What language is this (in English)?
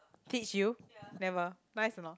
English